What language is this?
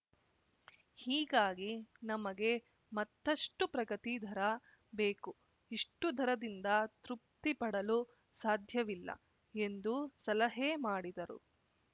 Kannada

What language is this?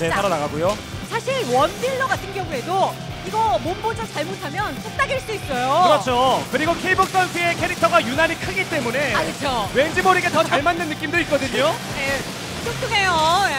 Korean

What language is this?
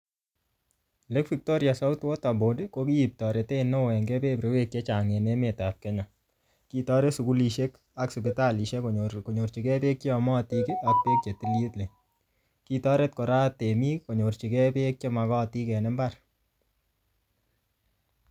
Kalenjin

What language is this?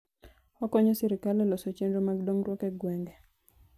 Luo (Kenya and Tanzania)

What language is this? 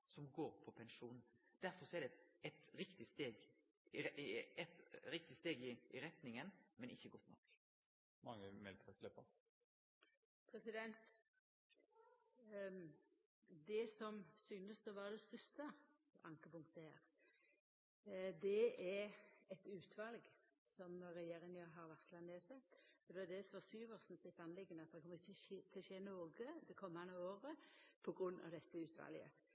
Norwegian Nynorsk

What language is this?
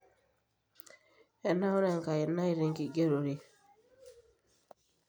Masai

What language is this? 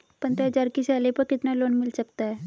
Hindi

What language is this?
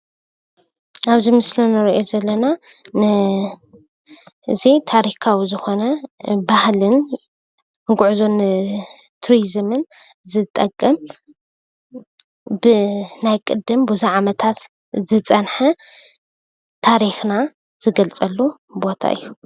Tigrinya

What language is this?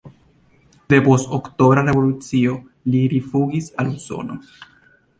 Esperanto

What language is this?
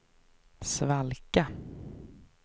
Swedish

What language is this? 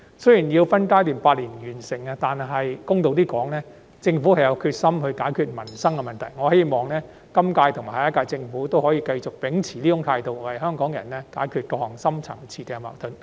Cantonese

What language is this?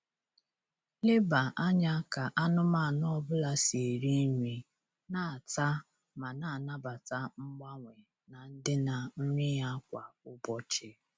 Igbo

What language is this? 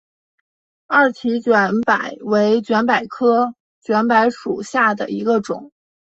Chinese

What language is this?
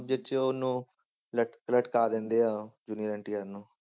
Punjabi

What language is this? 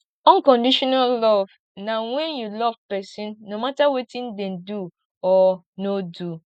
Nigerian Pidgin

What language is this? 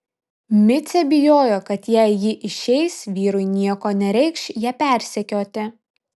Lithuanian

